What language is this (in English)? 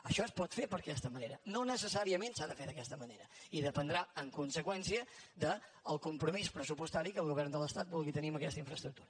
Catalan